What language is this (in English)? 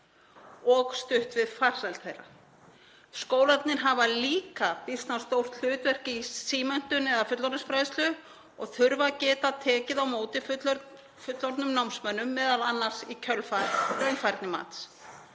Icelandic